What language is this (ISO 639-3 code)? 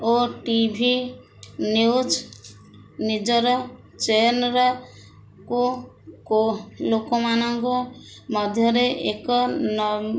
ori